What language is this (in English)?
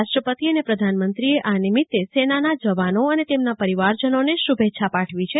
Gujarati